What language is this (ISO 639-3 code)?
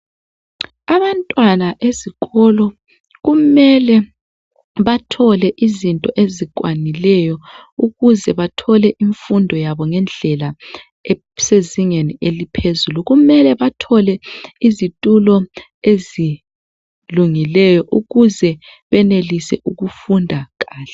nde